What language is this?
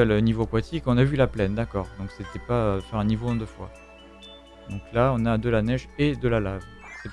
French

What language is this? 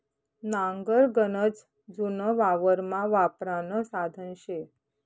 Marathi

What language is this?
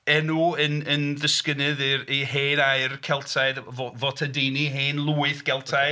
Welsh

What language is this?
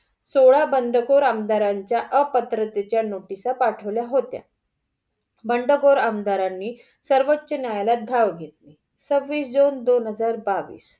Marathi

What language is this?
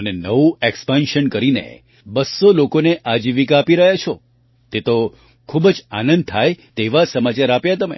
Gujarati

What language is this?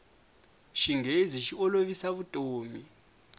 Tsonga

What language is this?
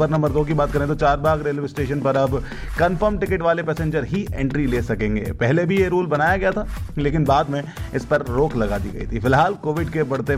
Hindi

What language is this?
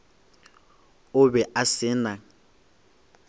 Northern Sotho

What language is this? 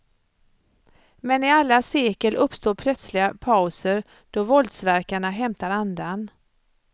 Swedish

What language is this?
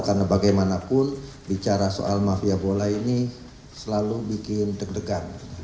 Indonesian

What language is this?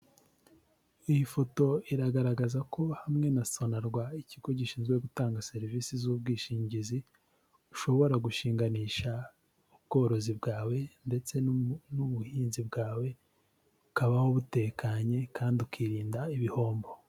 Kinyarwanda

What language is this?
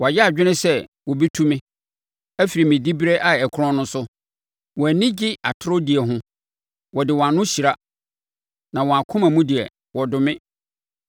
Akan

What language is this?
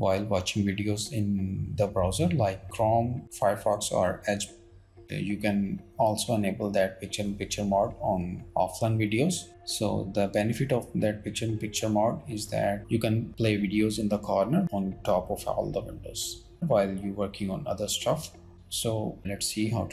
English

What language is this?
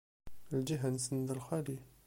Kabyle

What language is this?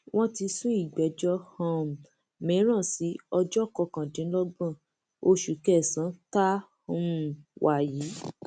Yoruba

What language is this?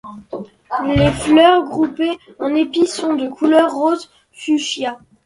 French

